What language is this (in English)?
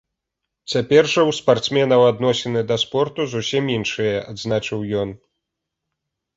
Belarusian